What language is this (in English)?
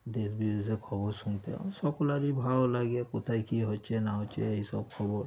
Bangla